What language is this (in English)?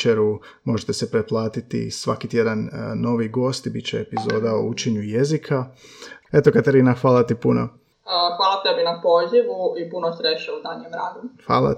Croatian